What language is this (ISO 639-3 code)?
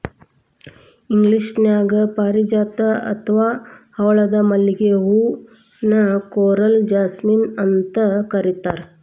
kan